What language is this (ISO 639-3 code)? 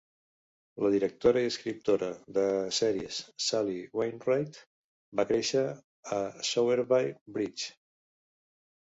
cat